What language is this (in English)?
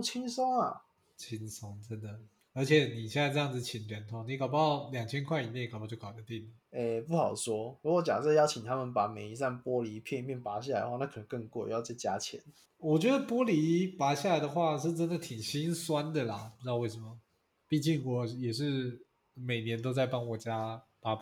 Chinese